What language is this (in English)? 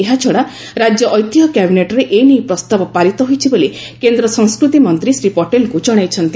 Odia